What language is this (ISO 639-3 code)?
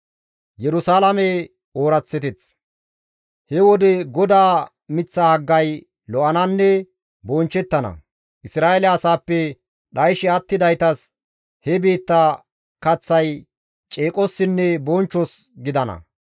gmv